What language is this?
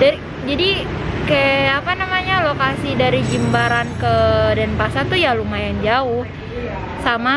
Indonesian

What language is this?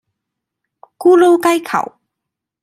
Cantonese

